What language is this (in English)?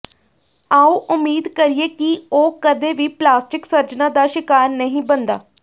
Punjabi